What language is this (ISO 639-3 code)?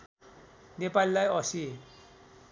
nep